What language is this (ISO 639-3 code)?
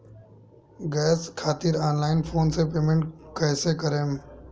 bho